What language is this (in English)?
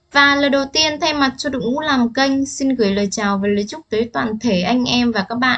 Vietnamese